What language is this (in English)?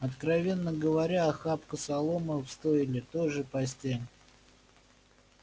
Russian